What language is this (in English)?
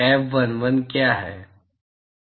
Hindi